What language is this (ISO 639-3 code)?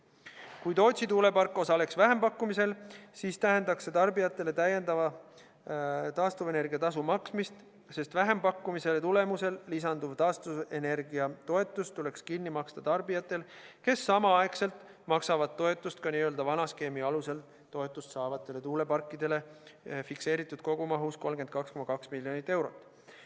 est